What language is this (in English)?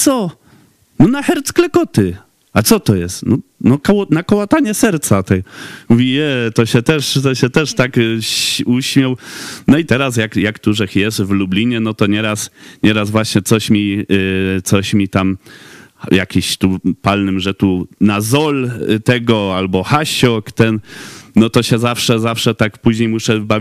Polish